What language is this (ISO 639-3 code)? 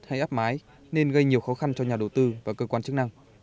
vie